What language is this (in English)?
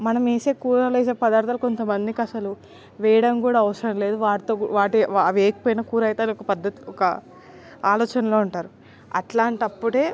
Telugu